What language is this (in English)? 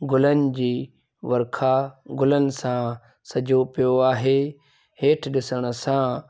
Sindhi